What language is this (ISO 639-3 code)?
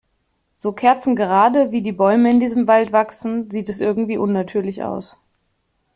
deu